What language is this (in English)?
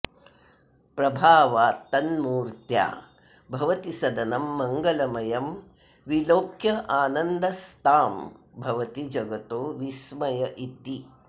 Sanskrit